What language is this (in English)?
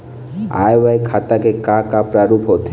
Chhattisgarhi